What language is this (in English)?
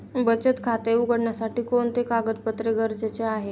Marathi